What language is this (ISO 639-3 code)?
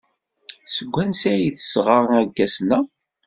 kab